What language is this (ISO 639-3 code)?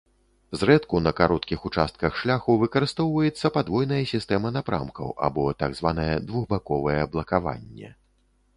bel